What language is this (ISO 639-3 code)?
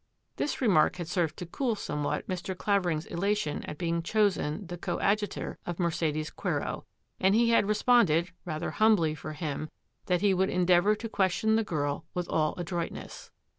eng